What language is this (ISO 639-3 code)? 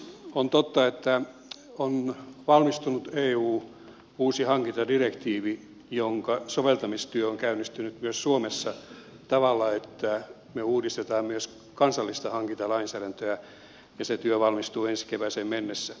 fin